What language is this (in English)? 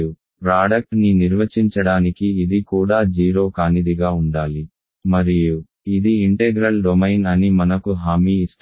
Telugu